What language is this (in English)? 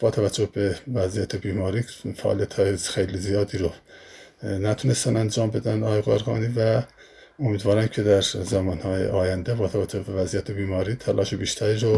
Persian